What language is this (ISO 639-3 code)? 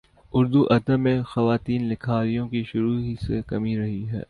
urd